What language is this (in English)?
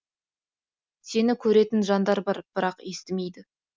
Kazakh